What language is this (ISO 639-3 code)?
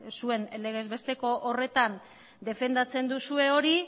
eus